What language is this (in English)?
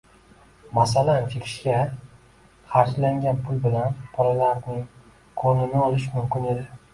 Uzbek